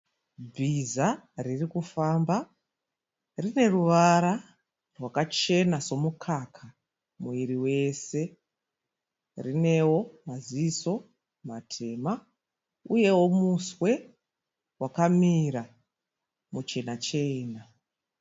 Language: Shona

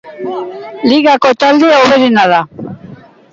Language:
Basque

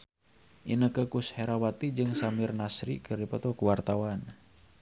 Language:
Sundanese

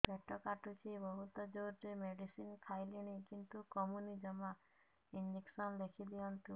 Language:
Odia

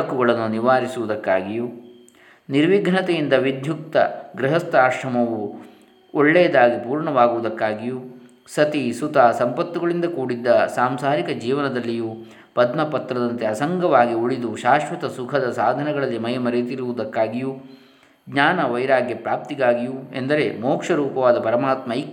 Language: Kannada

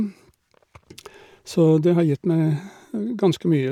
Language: Norwegian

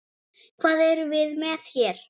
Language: Icelandic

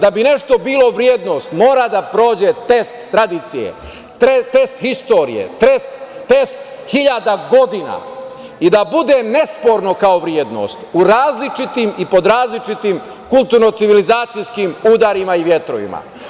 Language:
Serbian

